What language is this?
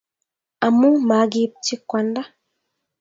Kalenjin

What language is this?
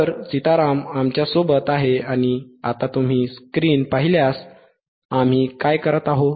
Marathi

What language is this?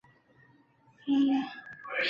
Chinese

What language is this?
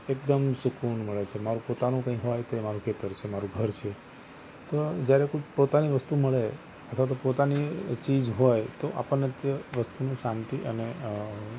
Gujarati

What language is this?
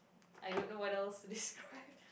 English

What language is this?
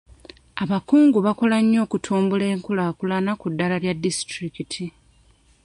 Ganda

